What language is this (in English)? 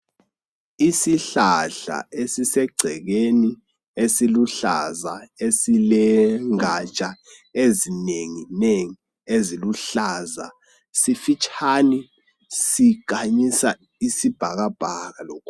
North Ndebele